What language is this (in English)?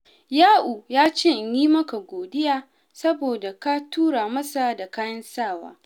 Hausa